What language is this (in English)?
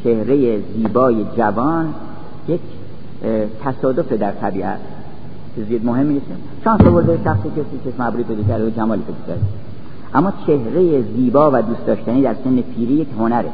Persian